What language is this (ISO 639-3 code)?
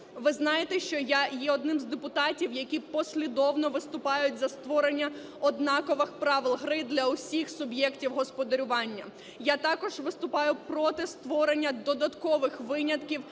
ukr